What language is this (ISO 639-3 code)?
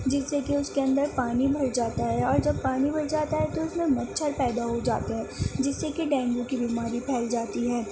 urd